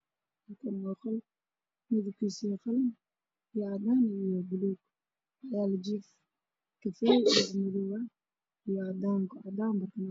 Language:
Somali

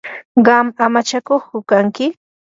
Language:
Yanahuanca Pasco Quechua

